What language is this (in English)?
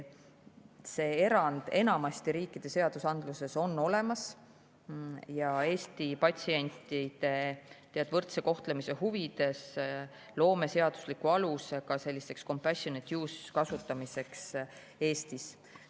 Estonian